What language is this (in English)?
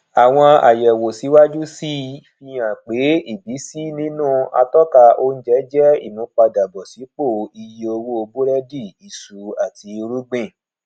Yoruba